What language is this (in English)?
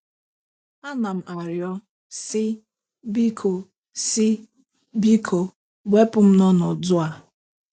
Igbo